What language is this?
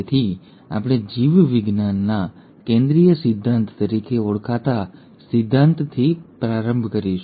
Gujarati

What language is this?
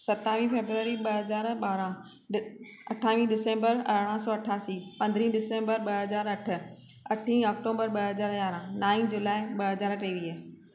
Sindhi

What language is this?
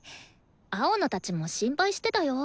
Japanese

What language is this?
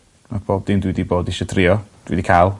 Welsh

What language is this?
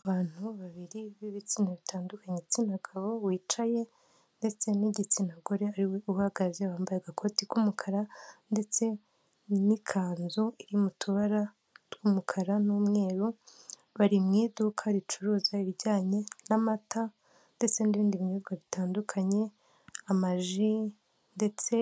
Kinyarwanda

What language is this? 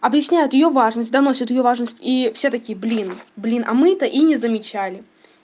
Russian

